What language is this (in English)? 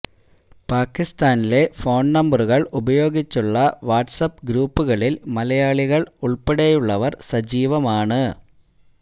Malayalam